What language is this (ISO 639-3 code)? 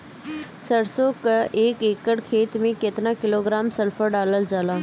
bho